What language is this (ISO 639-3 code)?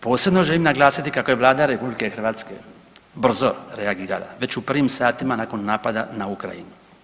hrv